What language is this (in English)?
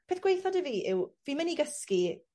Welsh